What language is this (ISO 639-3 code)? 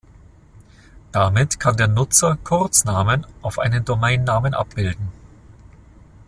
deu